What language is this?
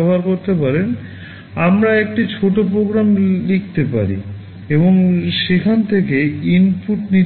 Bangla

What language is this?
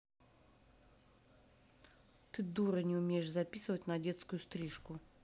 Russian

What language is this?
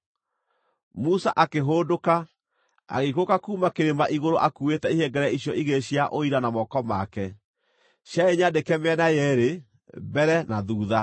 Kikuyu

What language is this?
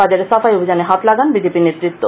Bangla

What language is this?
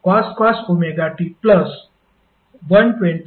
Marathi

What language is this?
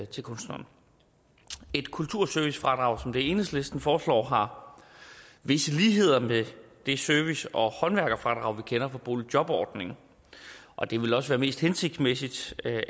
Danish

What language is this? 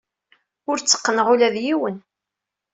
Kabyle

